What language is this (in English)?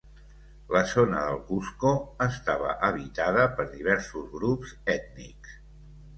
Catalan